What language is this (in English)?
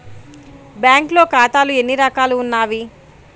Telugu